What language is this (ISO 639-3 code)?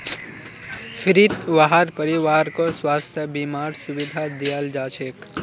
mag